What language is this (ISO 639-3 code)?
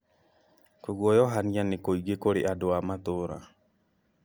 kik